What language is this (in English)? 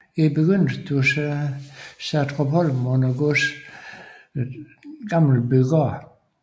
Danish